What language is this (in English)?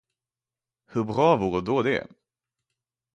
Swedish